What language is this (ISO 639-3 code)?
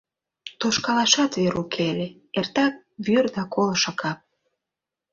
chm